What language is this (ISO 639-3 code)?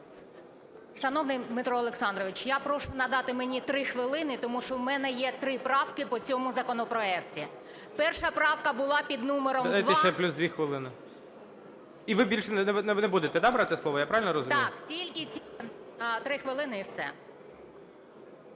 ukr